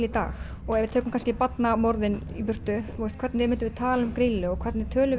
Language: Icelandic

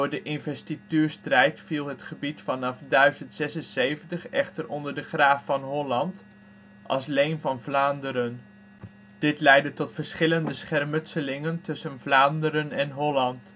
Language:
Dutch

